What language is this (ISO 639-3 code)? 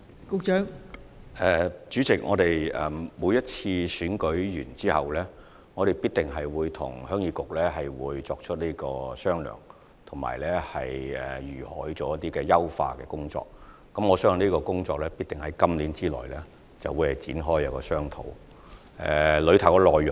yue